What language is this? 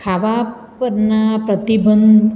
Gujarati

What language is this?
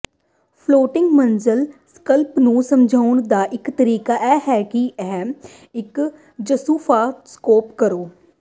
Punjabi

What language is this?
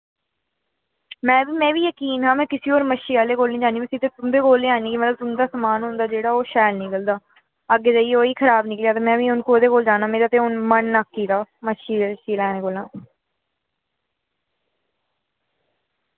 Dogri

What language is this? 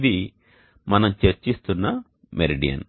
Telugu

